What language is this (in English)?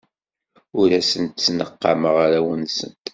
Kabyle